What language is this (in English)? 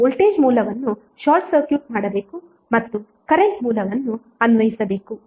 Kannada